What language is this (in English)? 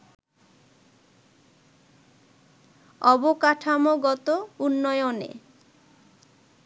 Bangla